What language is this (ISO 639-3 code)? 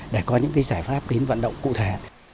vie